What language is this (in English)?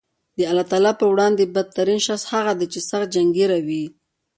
Pashto